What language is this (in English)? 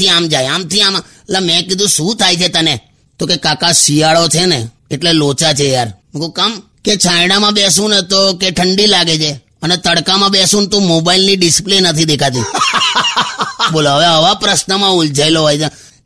Hindi